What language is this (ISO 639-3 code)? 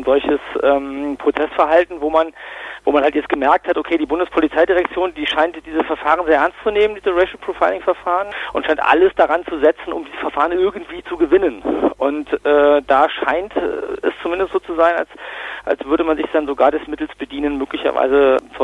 deu